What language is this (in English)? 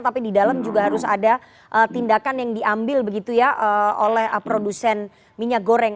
Indonesian